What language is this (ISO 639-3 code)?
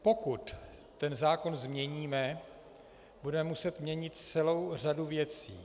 ces